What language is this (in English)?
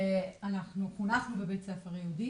Hebrew